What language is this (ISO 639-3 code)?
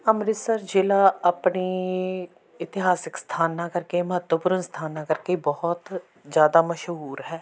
pan